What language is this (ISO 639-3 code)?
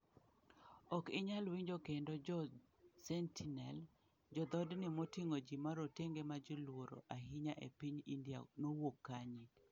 luo